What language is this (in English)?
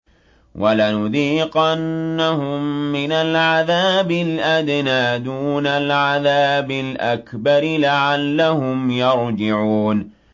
Arabic